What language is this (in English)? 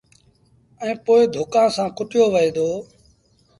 Sindhi Bhil